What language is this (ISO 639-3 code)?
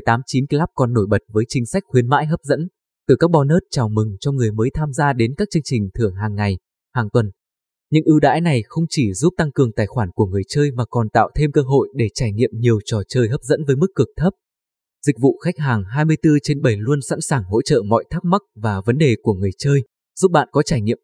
vie